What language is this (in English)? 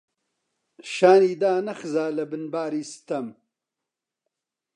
Central Kurdish